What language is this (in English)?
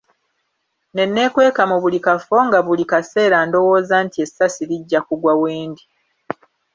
Ganda